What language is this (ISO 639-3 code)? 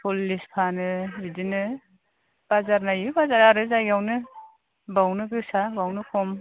brx